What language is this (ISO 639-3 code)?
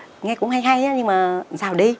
vie